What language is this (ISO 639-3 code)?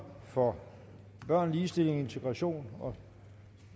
dan